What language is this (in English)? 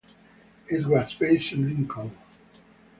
English